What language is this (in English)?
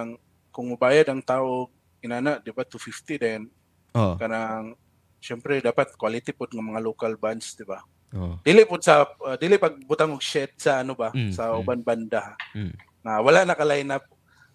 Filipino